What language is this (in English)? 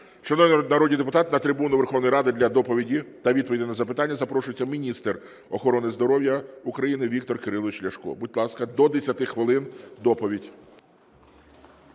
Ukrainian